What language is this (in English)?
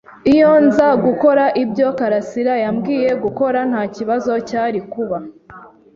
Kinyarwanda